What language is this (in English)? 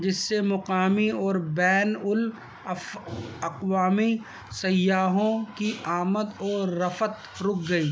Urdu